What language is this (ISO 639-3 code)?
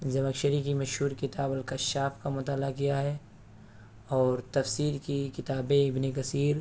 urd